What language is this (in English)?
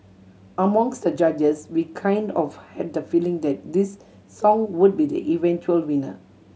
English